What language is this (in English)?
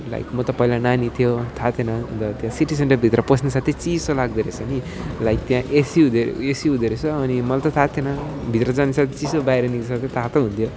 Nepali